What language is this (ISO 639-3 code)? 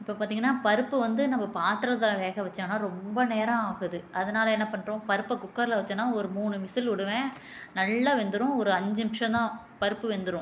tam